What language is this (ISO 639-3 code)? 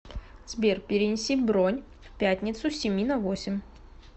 rus